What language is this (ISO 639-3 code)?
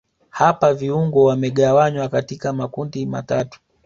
swa